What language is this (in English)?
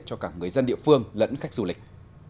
Vietnamese